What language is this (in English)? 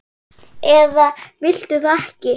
Icelandic